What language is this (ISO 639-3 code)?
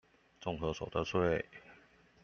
zho